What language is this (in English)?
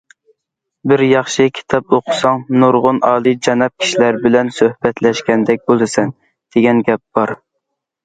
Uyghur